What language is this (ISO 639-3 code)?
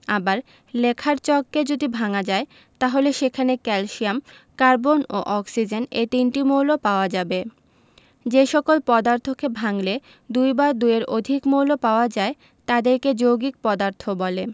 ben